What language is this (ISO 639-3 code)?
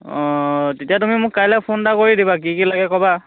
asm